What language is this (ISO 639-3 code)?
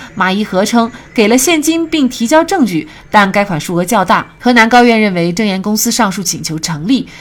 zho